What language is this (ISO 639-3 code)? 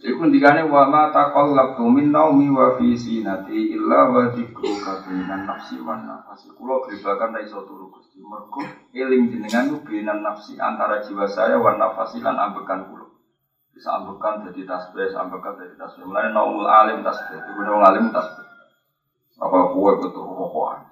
ind